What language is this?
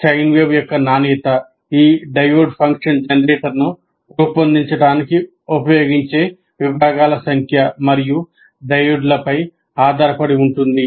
Telugu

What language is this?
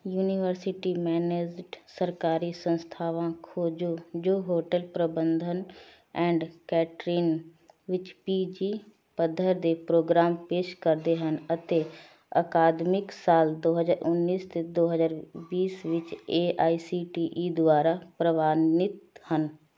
Punjabi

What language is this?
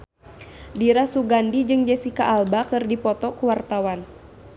Sundanese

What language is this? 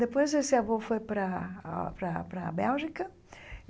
Portuguese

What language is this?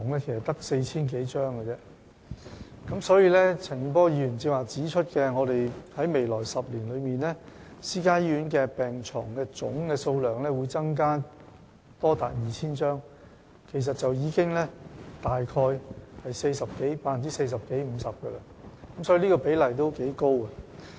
Cantonese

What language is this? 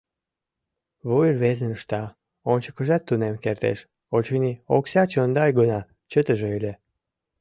Mari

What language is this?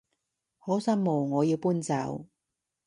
Cantonese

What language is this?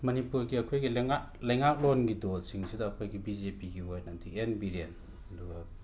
Manipuri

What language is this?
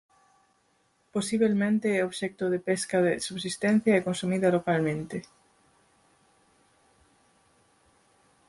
Galician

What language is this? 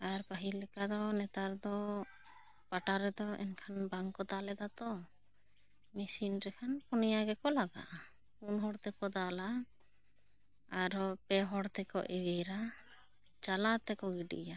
Santali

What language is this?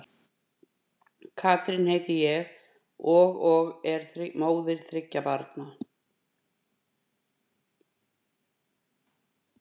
Icelandic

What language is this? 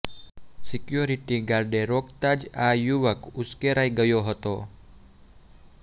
Gujarati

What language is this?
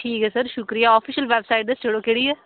Dogri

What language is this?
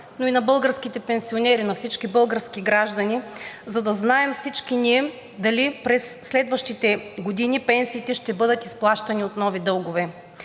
Bulgarian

